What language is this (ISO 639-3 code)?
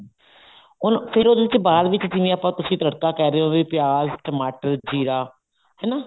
pan